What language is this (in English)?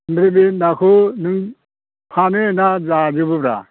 Bodo